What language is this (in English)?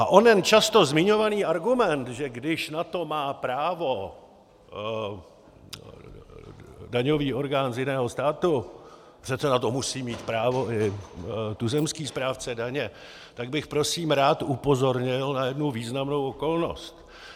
Czech